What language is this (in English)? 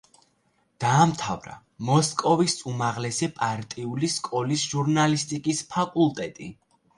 Georgian